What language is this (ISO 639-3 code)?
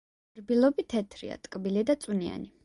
kat